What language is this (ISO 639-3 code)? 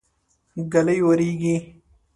pus